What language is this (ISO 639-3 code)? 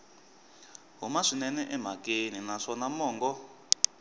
tso